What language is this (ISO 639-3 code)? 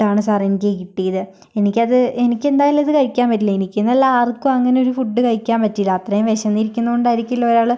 mal